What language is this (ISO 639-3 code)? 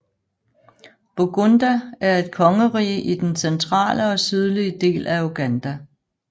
dan